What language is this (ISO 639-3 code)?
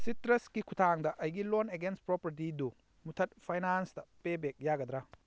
mni